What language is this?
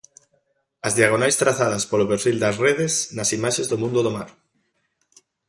Galician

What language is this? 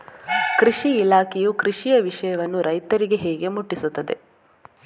Kannada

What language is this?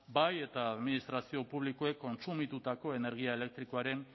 Basque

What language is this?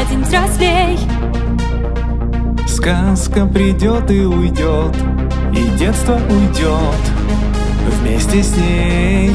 Russian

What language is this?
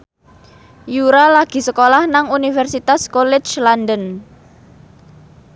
Javanese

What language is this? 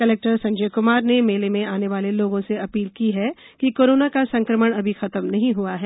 Hindi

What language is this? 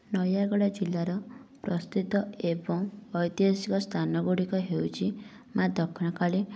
Odia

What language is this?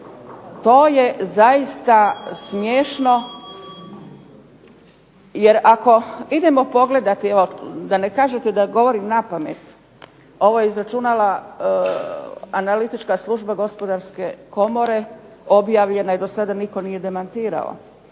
Croatian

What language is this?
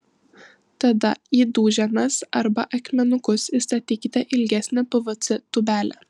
Lithuanian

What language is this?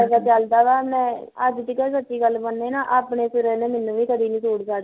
Punjabi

